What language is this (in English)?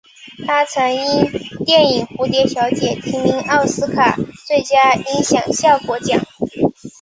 Chinese